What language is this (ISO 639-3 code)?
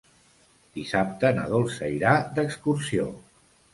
cat